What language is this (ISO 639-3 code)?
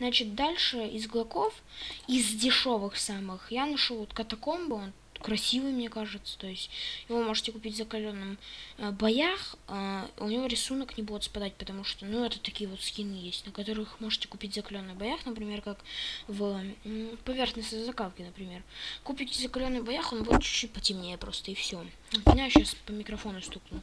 rus